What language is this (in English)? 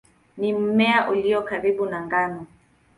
Swahili